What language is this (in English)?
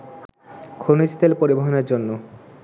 Bangla